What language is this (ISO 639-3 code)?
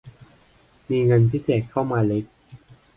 tha